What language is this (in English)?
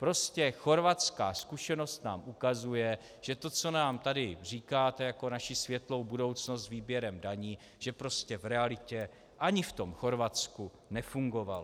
Czech